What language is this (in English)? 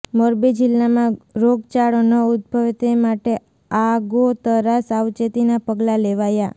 Gujarati